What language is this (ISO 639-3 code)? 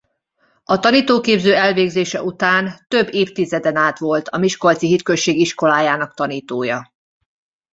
hun